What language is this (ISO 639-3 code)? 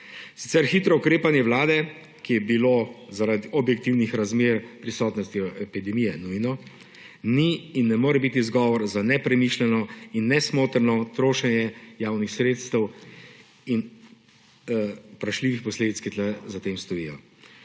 slv